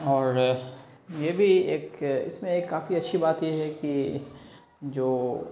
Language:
Urdu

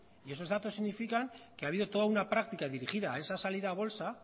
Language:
Spanish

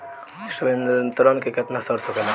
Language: Bhojpuri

